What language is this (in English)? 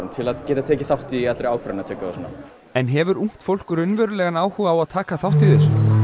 Icelandic